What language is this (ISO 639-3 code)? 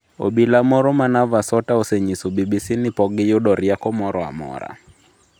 luo